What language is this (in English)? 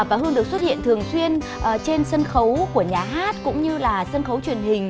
Vietnamese